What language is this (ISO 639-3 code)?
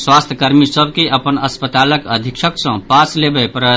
mai